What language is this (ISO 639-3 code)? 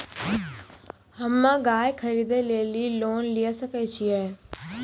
mai